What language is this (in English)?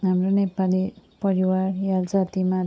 Nepali